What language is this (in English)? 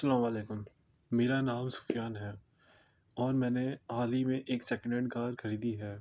Urdu